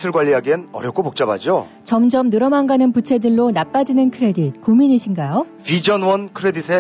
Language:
Korean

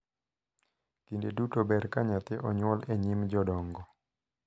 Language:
Luo (Kenya and Tanzania)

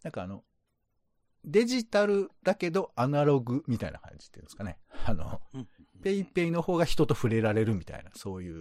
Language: Japanese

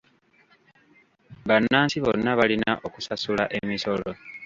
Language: Ganda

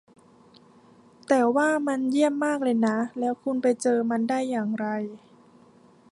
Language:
Thai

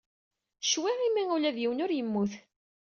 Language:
Kabyle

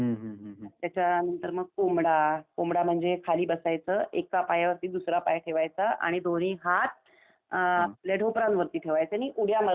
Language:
Marathi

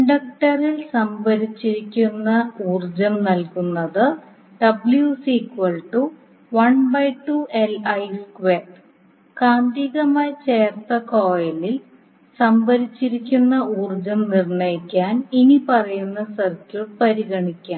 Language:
Malayalam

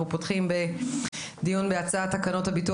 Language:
Hebrew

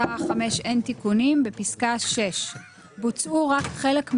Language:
Hebrew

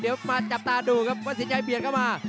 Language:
Thai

